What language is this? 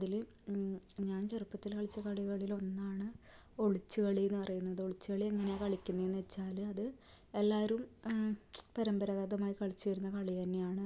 Malayalam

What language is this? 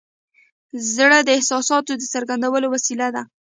Pashto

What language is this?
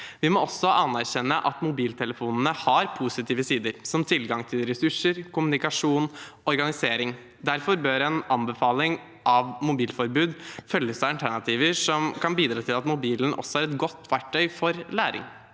Norwegian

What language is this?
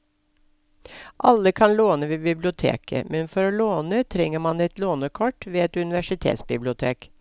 Norwegian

